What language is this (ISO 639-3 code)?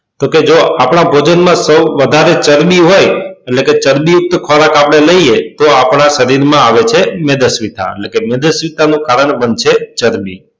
guj